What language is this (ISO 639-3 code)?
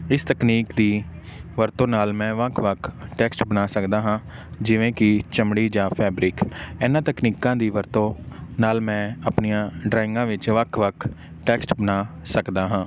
pan